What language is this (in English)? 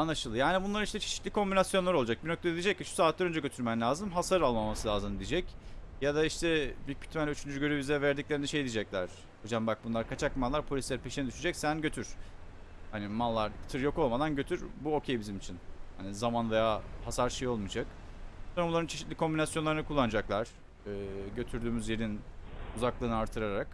Turkish